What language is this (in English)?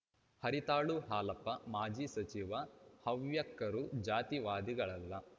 Kannada